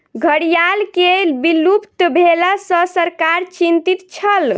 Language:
Maithili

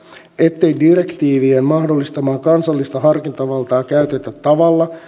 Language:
Finnish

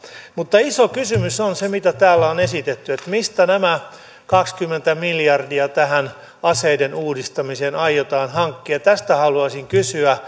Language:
Finnish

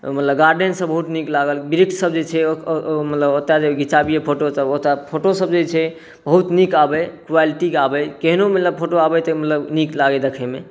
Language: Maithili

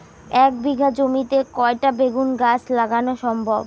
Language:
Bangla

